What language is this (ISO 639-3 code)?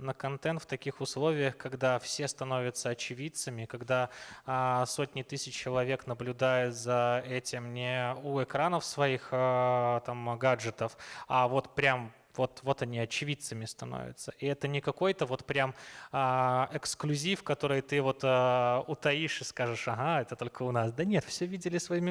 rus